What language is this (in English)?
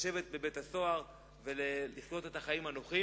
Hebrew